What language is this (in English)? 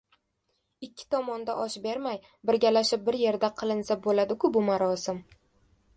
Uzbek